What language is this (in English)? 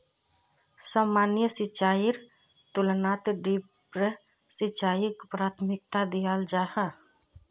Magahi